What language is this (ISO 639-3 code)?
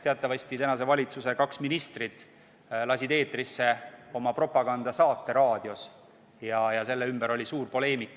est